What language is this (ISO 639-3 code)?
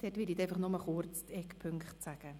gsw